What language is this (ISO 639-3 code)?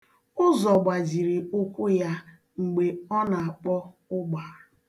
ibo